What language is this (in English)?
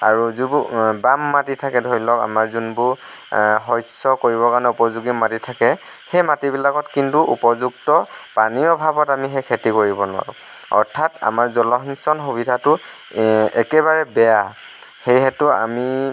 Assamese